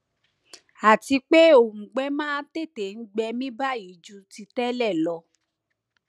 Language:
Yoruba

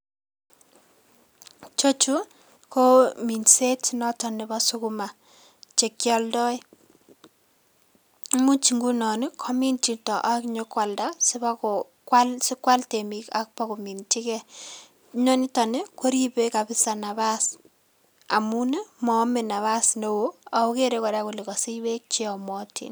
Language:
Kalenjin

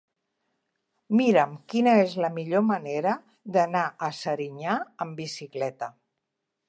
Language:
Catalan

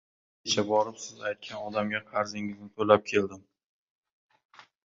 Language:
Uzbek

